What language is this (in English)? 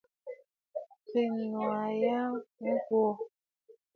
Bafut